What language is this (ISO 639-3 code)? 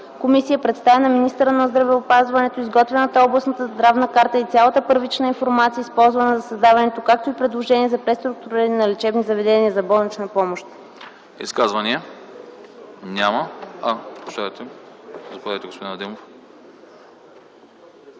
bul